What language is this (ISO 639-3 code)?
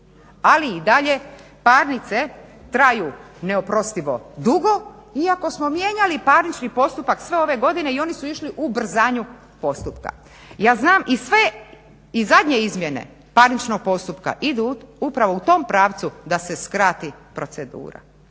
hrv